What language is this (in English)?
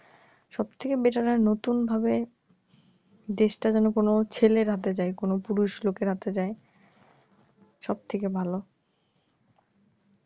Bangla